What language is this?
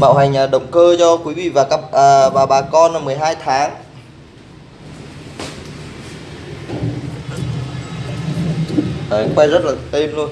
Vietnamese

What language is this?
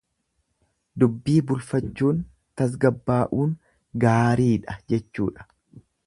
Oromo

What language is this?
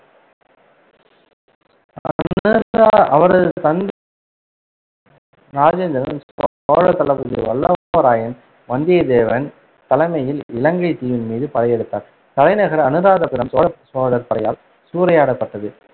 Tamil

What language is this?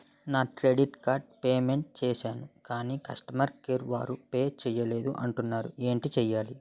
Telugu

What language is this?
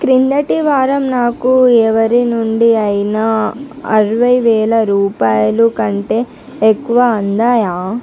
Telugu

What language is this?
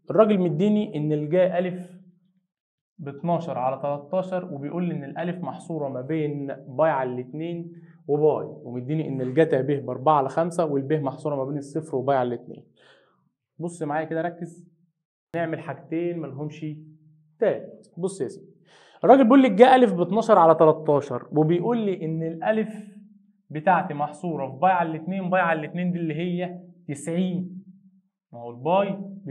Arabic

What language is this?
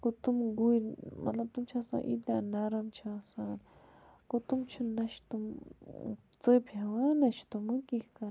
Kashmiri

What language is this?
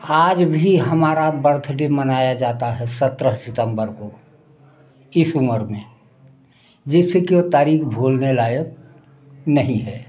Hindi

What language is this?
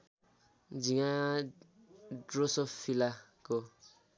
Nepali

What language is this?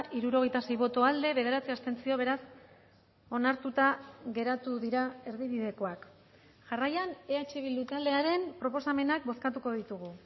Basque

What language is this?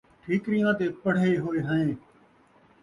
Saraiki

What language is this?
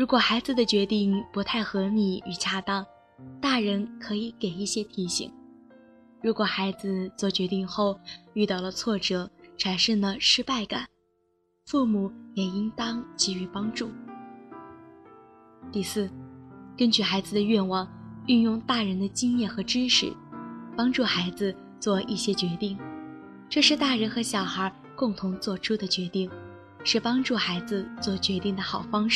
Chinese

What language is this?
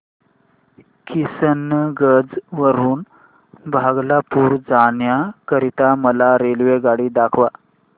Marathi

